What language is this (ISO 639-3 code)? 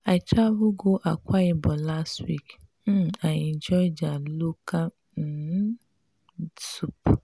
pcm